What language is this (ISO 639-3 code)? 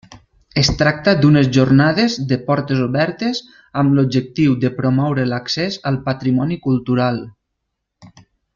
cat